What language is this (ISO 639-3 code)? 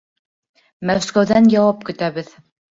bak